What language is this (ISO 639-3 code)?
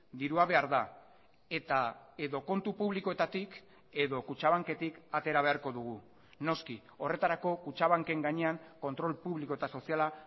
eus